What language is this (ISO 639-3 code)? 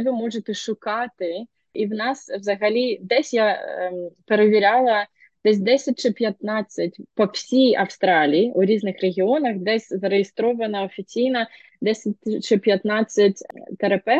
ukr